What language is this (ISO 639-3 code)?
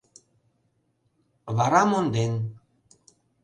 chm